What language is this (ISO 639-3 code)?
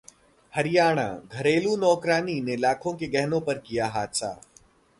hin